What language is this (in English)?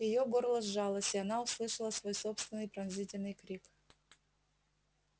Russian